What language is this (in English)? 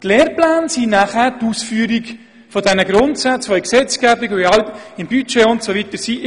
Swiss German